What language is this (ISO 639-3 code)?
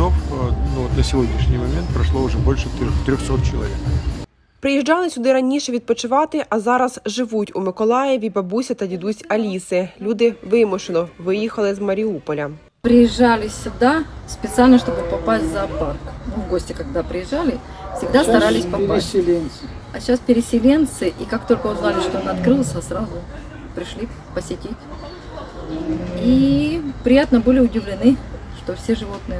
ukr